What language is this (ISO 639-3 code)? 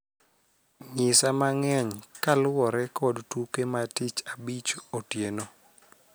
luo